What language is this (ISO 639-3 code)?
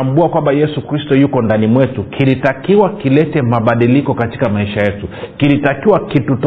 swa